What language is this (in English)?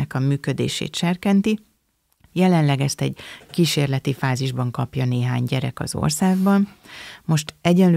Hungarian